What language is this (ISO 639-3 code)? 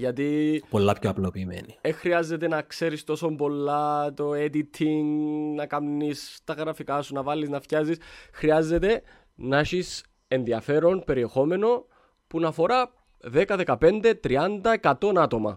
ell